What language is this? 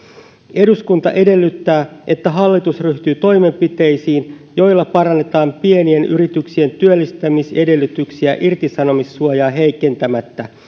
Finnish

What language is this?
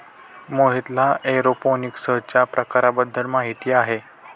Marathi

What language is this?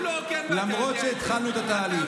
Hebrew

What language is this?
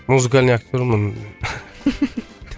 Kazakh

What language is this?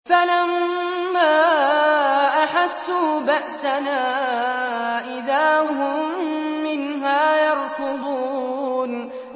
Arabic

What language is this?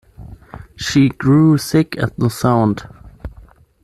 English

